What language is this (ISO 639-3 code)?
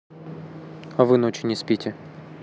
rus